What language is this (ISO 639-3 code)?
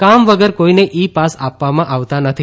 guj